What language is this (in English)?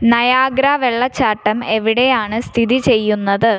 Malayalam